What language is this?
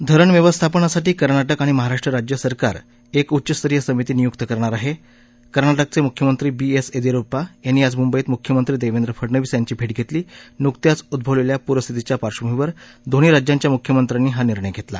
Marathi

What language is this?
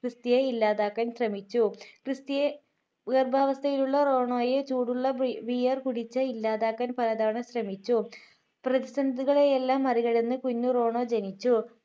Malayalam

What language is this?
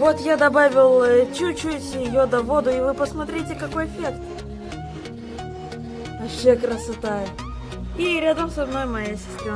Russian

